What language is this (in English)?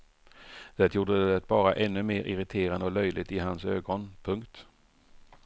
Swedish